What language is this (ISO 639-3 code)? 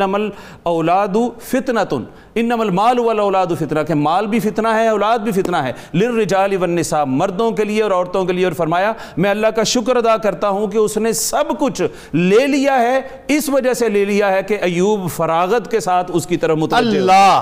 urd